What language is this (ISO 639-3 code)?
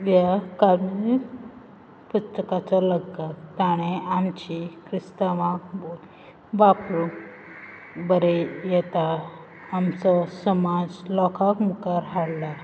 kok